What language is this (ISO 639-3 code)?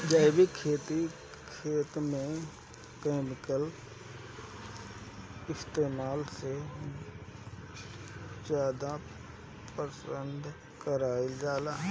bho